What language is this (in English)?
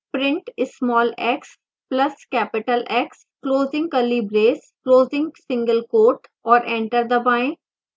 Hindi